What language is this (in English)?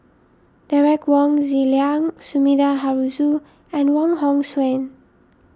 English